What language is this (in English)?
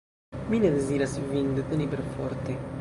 Esperanto